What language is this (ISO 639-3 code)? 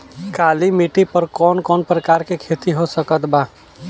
bho